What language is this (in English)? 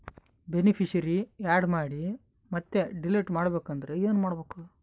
Kannada